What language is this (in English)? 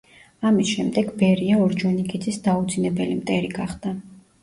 Georgian